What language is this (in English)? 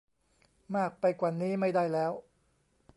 Thai